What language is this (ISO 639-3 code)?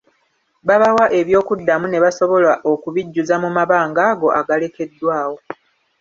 lug